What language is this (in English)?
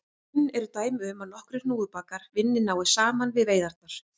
Icelandic